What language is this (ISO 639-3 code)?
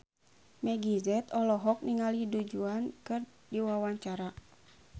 sun